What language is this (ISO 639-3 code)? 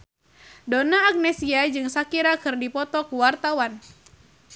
sun